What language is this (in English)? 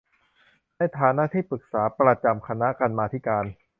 Thai